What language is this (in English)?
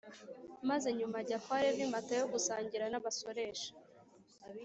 Kinyarwanda